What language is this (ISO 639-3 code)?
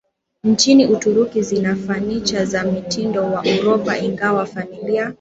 swa